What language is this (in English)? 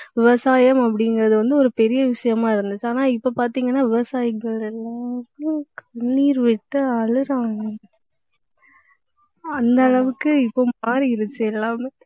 Tamil